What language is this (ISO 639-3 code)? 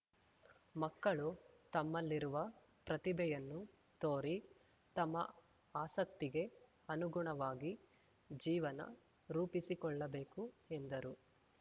kan